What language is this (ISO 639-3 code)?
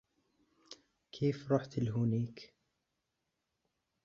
ara